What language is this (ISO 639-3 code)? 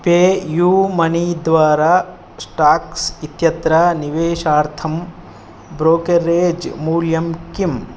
san